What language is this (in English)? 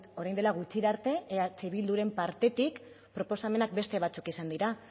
Basque